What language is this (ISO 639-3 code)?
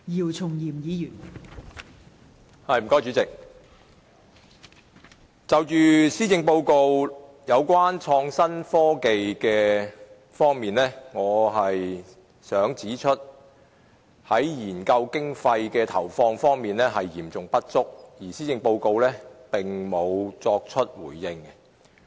yue